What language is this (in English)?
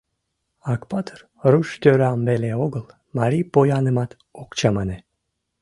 Mari